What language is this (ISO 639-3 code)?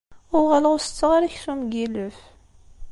kab